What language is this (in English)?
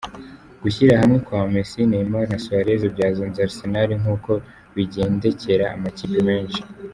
Kinyarwanda